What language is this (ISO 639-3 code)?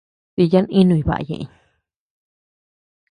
cux